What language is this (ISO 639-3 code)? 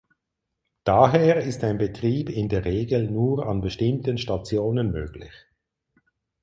deu